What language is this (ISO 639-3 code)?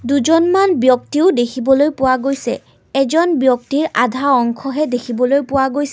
asm